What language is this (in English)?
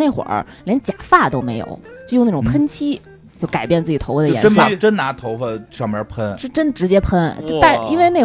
Chinese